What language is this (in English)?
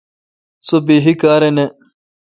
Kalkoti